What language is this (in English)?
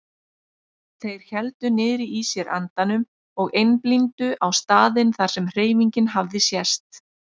Icelandic